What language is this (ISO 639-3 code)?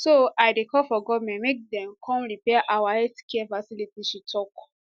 pcm